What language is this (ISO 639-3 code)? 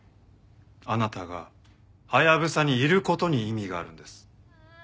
jpn